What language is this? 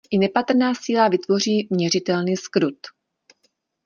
Czech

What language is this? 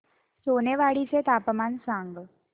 Marathi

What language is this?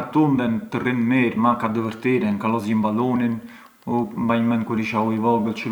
Arbëreshë Albanian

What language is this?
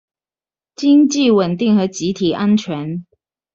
Chinese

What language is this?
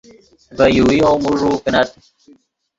Yidgha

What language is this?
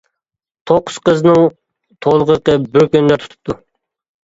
Uyghur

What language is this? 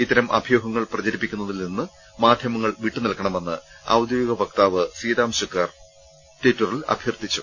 Malayalam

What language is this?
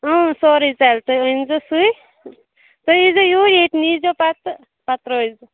Kashmiri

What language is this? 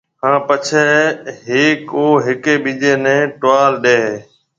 Marwari (Pakistan)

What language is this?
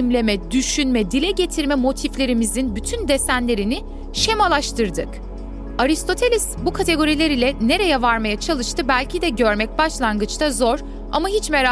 Turkish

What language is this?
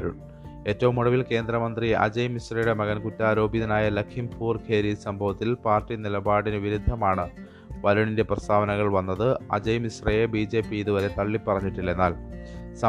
Malayalam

